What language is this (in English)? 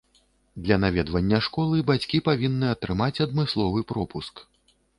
Belarusian